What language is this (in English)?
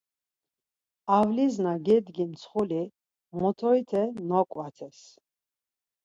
Laz